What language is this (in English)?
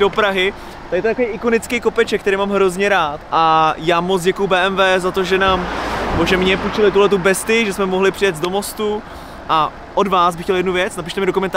Czech